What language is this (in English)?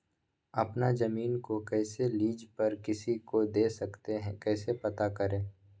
Magahi